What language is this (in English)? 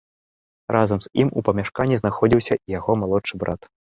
Belarusian